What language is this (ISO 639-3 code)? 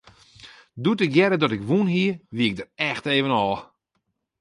fry